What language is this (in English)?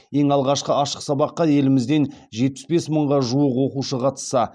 Kazakh